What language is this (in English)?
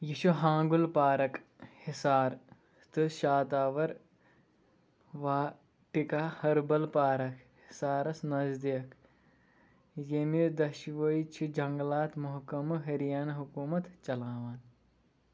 Kashmiri